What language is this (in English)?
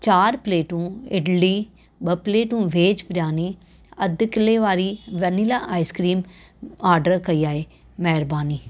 Sindhi